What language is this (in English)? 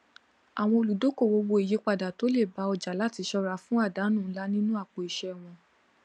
Yoruba